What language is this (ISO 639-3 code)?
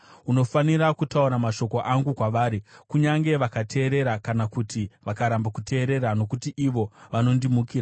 sna